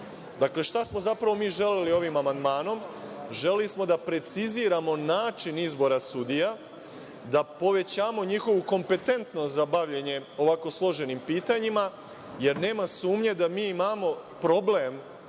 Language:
Serbian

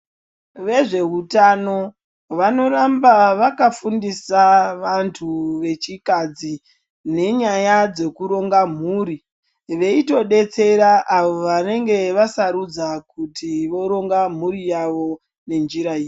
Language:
Ndau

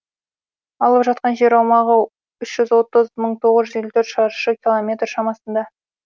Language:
Kazakh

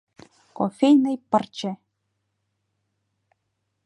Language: Mari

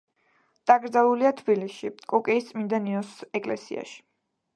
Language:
Georgian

